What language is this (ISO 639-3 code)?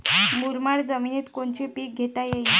mar